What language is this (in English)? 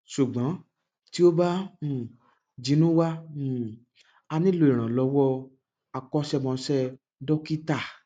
Yoruba